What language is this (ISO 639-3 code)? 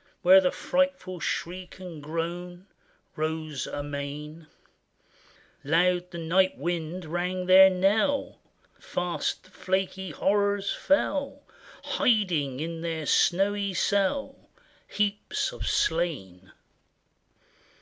eng